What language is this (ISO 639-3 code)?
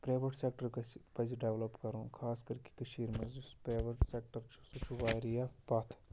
kas